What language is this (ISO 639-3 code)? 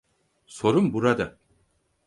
tur